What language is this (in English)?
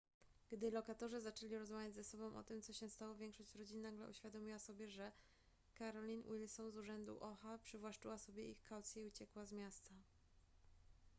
Polish